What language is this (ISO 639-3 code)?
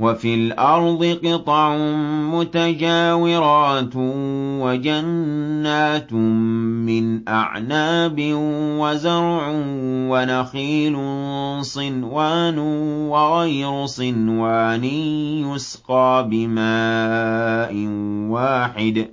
ara